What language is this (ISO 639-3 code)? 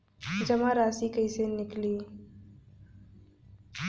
bho